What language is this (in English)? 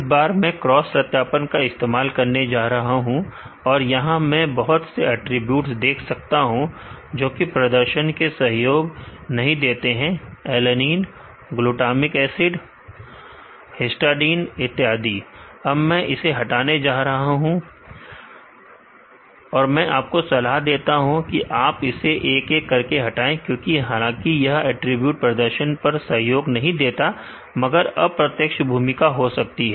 Hindi